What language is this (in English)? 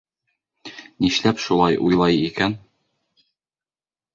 Bashkir